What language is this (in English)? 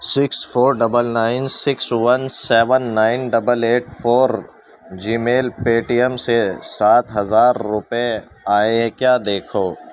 Urdu